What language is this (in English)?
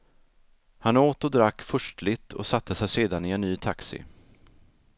Swedish